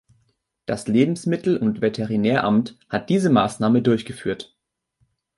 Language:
German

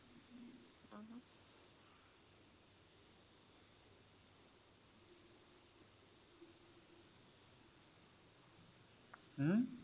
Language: Punjabi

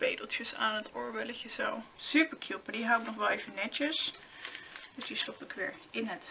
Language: Dutch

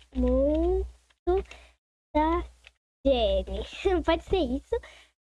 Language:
Portuguese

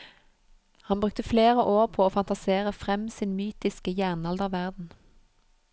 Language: Norwegian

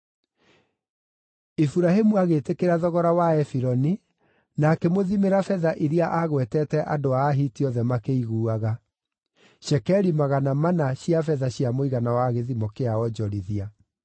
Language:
Kikuyu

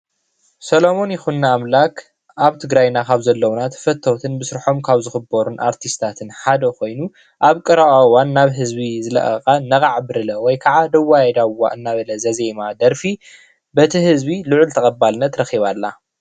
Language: Tigrinya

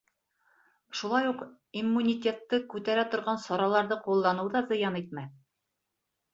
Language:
Bashkir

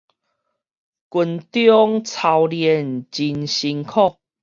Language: Min Nan Chinese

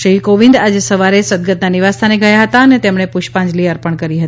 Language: Gujarati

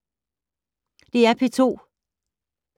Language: Danish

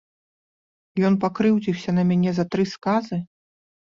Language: Belarusian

